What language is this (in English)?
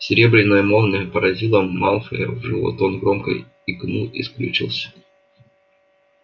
Russian